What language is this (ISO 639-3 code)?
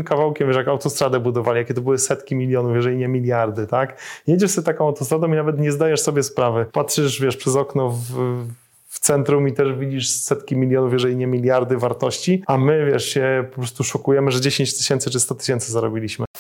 pol